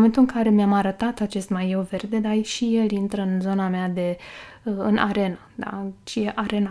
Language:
Romanian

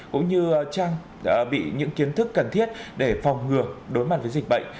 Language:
Vietnamese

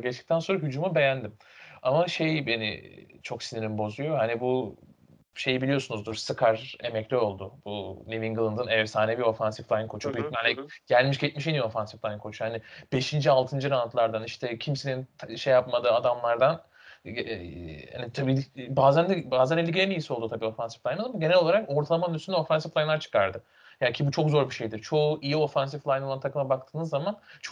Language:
Turkish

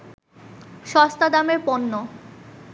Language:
Bangla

